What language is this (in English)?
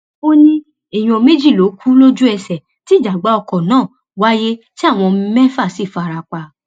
Yoruba